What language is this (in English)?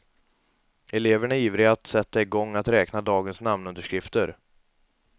Swedish